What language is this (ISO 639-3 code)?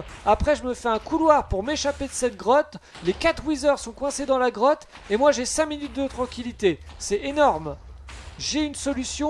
fra